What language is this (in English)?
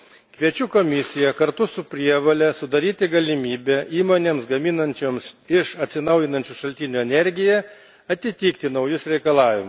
Lithuanian